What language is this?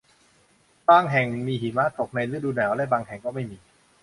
Thai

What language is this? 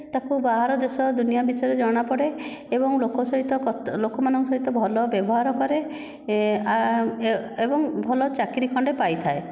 Odia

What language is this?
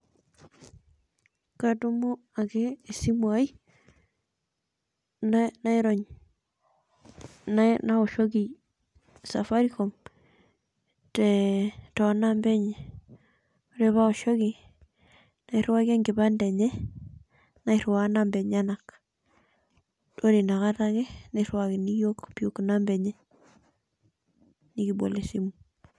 Masai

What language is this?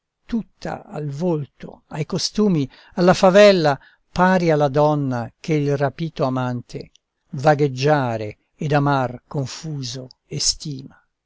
Italian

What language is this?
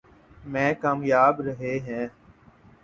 Urdu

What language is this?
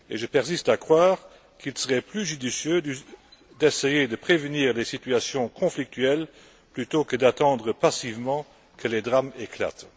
French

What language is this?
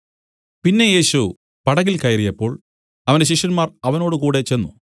Malayalam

